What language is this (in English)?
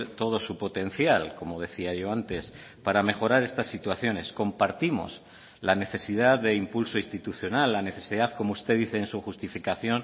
Spanish